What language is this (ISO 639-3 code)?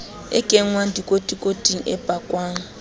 sot